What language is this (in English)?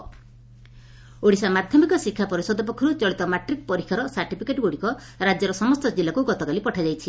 Odia